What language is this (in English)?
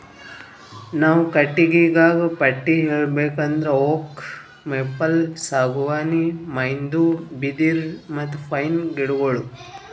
Kannada